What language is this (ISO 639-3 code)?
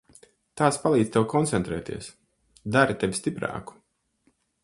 lav